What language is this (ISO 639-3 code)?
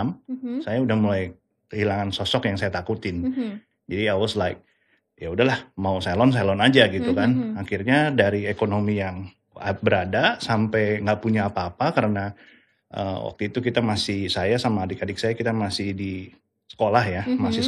ind